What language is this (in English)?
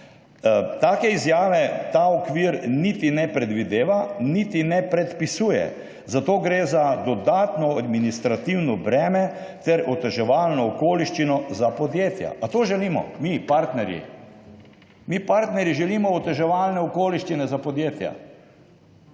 Slovenian